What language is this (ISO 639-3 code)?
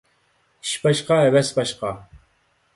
uig